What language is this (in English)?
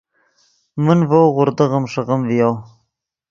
Yidgha